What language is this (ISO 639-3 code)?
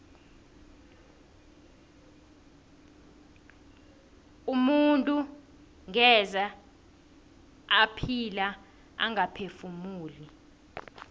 nbl